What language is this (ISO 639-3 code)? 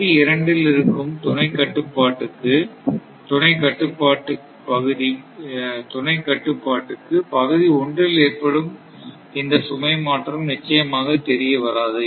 tam